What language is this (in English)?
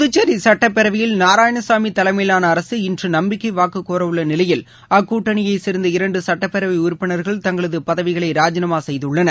Tamil